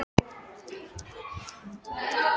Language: Icelandic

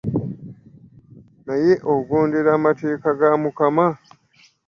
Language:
Ganda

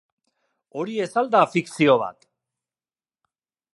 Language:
Basque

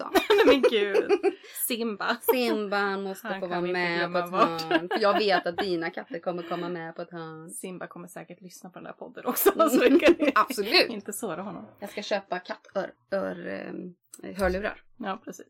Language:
Swedish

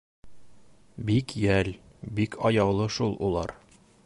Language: Bashkir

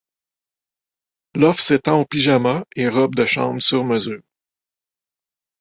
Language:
French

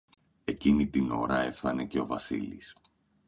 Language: Greek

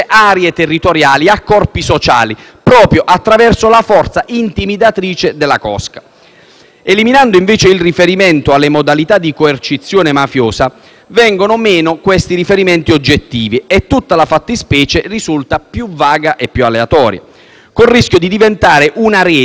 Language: Italian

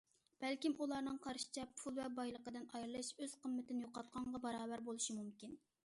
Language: Uyghur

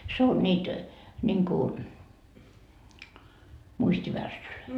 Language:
Finnish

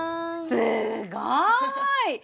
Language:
Japanese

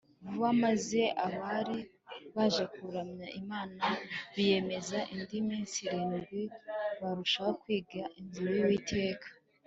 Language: Kinyarwanda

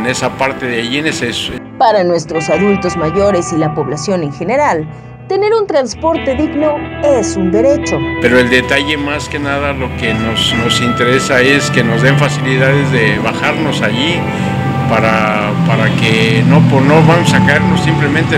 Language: Spanish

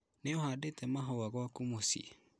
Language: Kikuyu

